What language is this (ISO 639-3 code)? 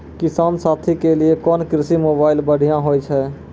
mai